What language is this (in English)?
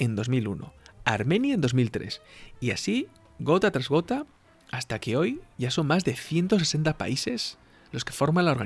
Spanish